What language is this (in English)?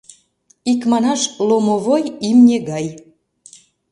Mari